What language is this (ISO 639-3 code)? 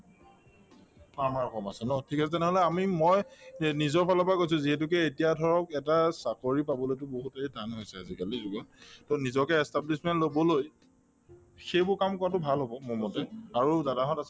asm